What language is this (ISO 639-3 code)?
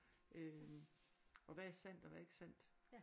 dan